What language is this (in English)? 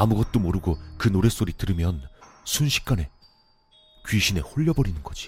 Korean